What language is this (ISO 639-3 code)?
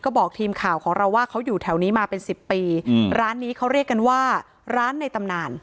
tha